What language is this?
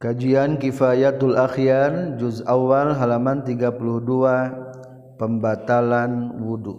Malay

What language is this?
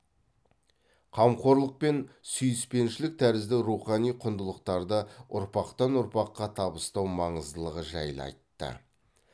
Kazakh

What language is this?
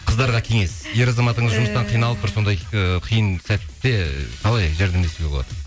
Kazakh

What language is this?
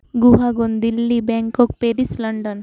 Santali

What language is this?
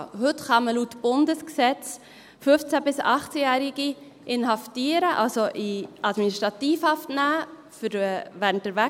Swiss German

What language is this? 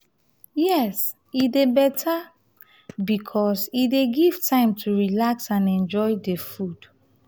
Nigerian Pidgin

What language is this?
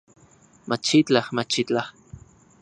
Central Puebla Nahuatl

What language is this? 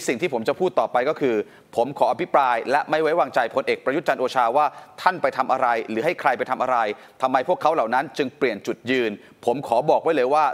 Thai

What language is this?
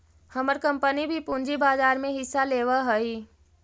Magahi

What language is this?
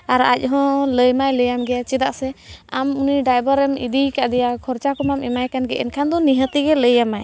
Santali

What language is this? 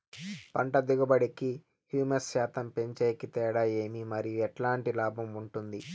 Telugu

